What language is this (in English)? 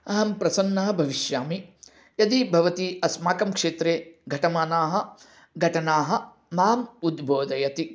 Sanskrit